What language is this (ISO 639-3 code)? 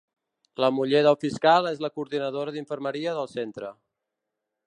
cat